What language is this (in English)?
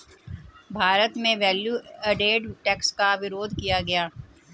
Hindi